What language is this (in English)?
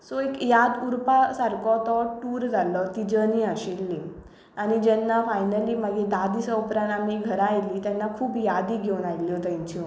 Konkani